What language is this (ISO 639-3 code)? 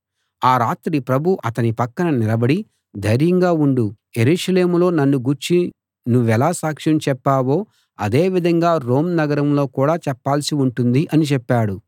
tel